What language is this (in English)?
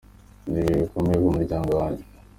Kinyarwanda